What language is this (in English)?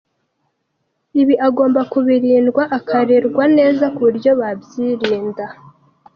Kinyarwanda